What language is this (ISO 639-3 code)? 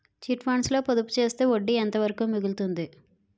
tel